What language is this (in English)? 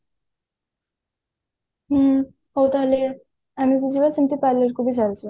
Odia